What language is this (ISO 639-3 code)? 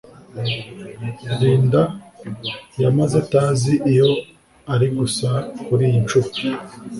kin